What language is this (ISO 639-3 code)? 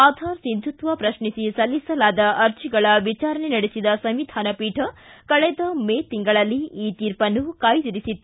kan